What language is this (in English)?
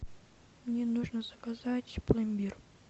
Russian